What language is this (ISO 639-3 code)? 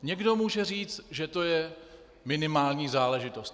ces